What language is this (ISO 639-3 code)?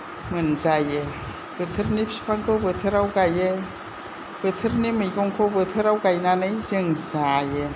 brx